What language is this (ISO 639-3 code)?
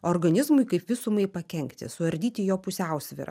lit